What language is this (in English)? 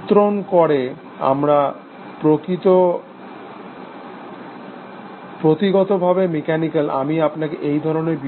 Bangla